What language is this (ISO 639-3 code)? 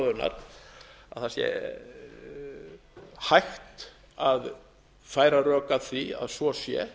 isl